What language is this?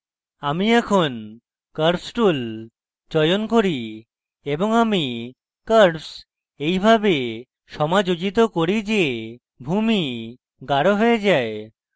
Bangla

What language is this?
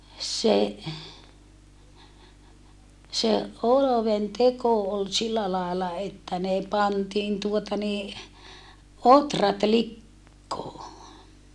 Finnish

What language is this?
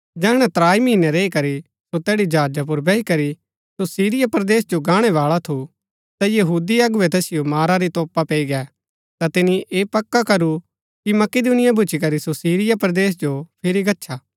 Gaddi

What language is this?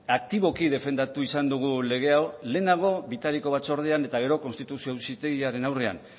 Basque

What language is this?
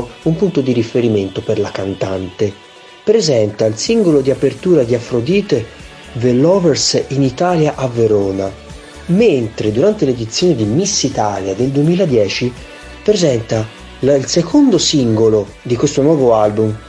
Italian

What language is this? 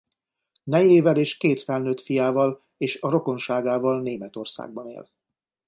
Hungarian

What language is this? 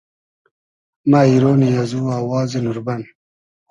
Hazaragi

